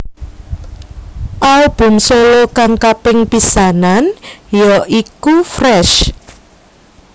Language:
Javanese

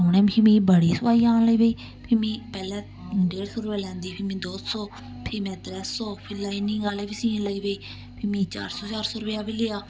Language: Dogri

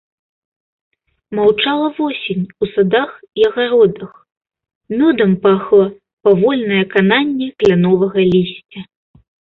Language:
Belarusian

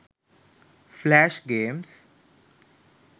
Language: Sinhala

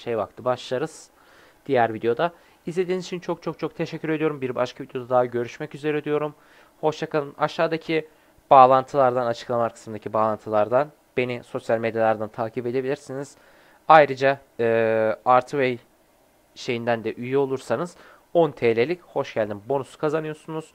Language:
Turkish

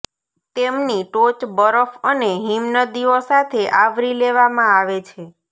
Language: Gujarati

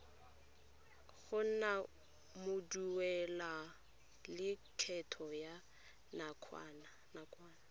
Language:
Tswana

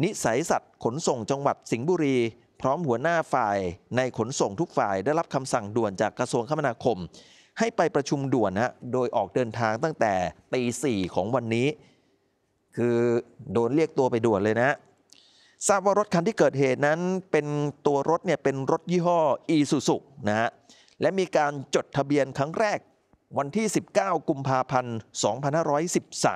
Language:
Thai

